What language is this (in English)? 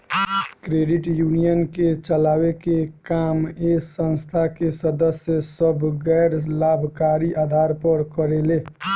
Bhojpuri